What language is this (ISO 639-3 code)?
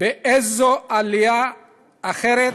heb